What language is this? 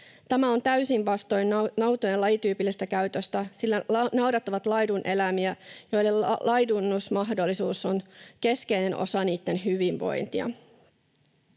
Finnish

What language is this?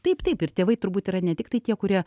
Lithuanian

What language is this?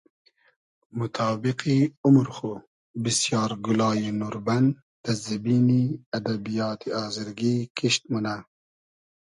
Hazaragi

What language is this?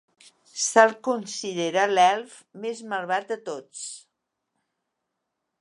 Catalan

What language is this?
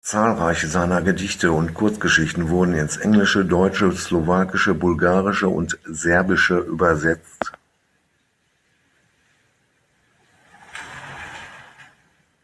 German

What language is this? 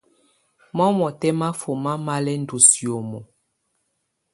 Tunen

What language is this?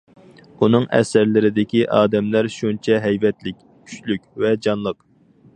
Uyghur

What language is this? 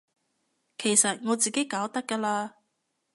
Cantonese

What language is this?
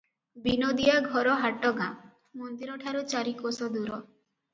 Odia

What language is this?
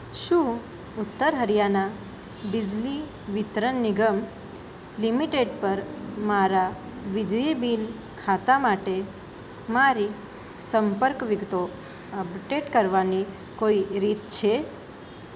Gujarati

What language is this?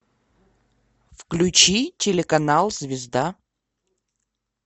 Russian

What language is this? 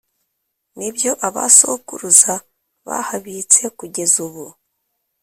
Kinyarwanda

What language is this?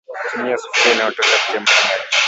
Swahili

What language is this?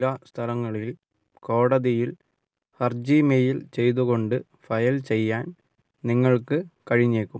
Malayalam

